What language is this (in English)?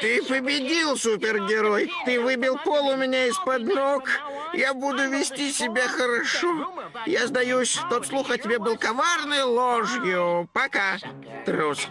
Russian